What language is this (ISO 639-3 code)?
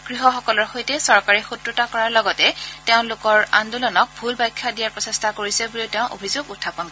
asm